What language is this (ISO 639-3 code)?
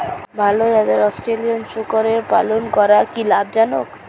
ben